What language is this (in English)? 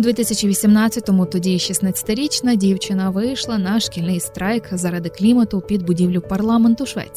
Ukrainian